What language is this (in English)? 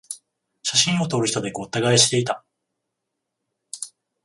Japanese